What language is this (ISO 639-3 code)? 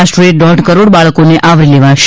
guj